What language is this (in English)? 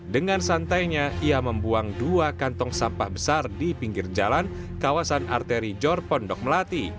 Indonesian